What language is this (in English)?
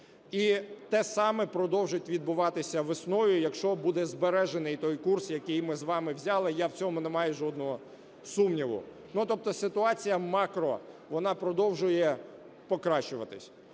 Ukrainian